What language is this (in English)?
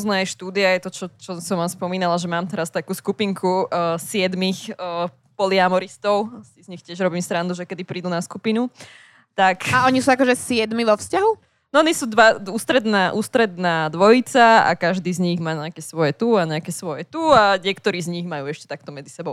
Slovak